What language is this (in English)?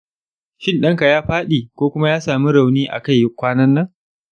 Hausa